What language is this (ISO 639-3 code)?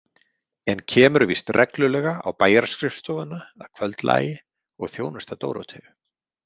isl